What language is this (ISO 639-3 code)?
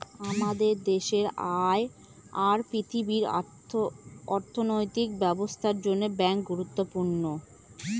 ben